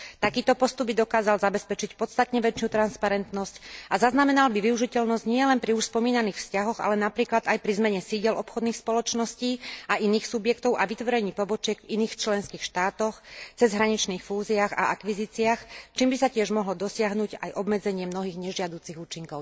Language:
Slovak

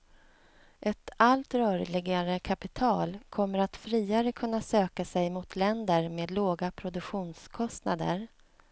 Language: Swedish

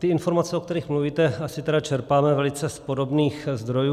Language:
Czech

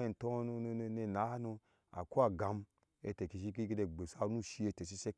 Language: Ashe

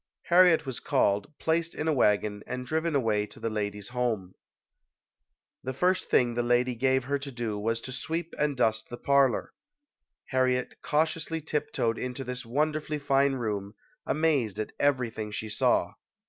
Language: English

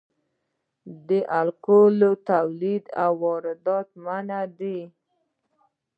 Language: Pashto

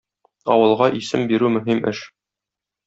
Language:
Tatar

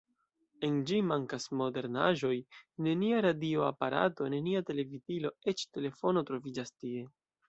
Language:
Esperanto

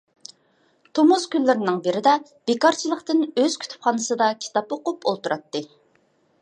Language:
Uyghur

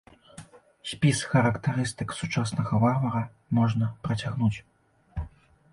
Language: Belarusian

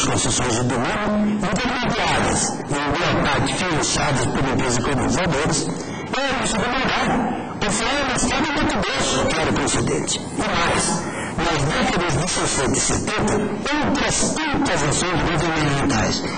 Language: Portuguese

